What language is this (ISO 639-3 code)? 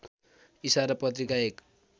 nep